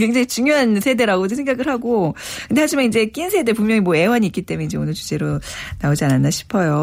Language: Korean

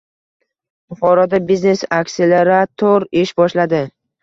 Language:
Uzbek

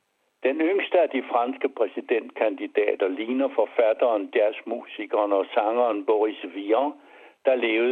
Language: Danish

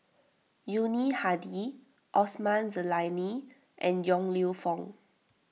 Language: English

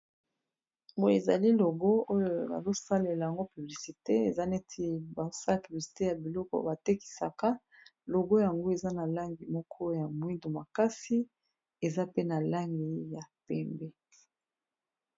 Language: Lingala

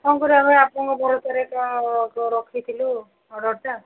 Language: Odia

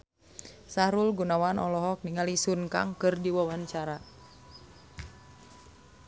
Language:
Sundanese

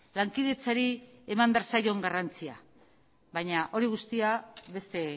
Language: Basque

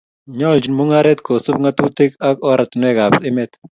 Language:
Kalenjin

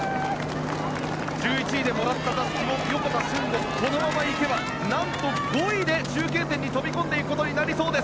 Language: Japanese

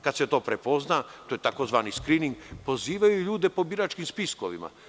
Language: Serbian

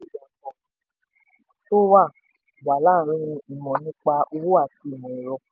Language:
Yoruba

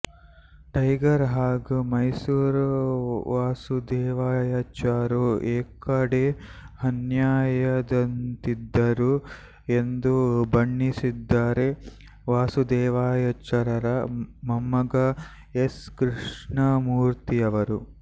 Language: Kannada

